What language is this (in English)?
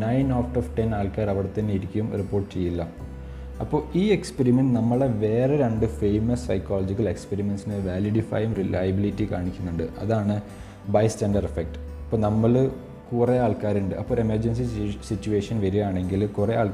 Malayalam